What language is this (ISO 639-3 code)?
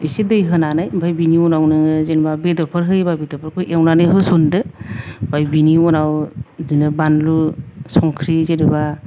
brx